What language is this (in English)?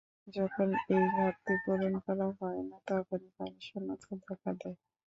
Bangla